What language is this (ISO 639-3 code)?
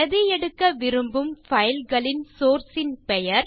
tam